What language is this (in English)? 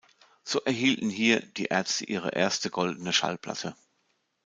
German